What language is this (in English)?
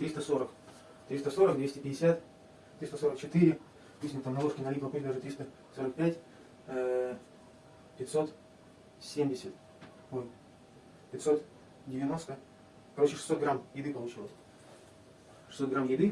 Russian